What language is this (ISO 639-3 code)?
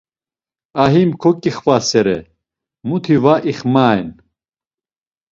lzz